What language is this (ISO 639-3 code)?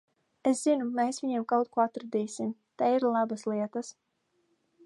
lav